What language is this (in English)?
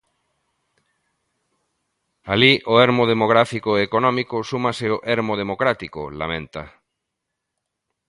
Galician